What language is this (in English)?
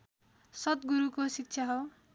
Nepali